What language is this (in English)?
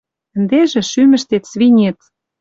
Western Mari